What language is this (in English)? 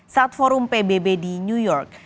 Indonesian